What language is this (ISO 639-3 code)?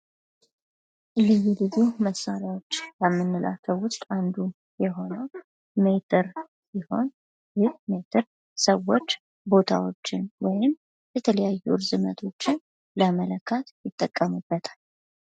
amh